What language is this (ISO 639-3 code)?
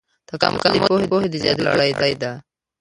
pus